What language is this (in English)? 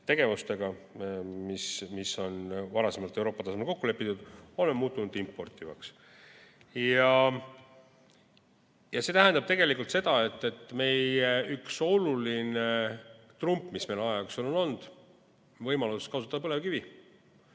Estonian